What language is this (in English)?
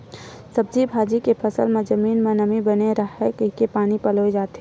Chhattisgarhi